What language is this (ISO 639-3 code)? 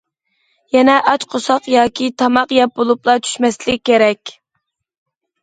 uig